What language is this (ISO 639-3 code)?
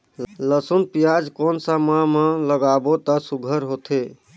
hne